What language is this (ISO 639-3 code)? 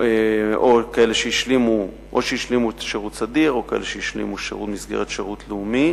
heb